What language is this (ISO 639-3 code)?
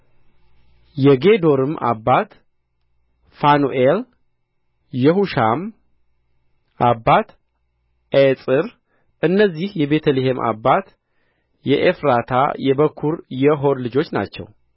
amh